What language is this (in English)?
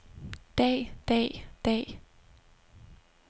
Danish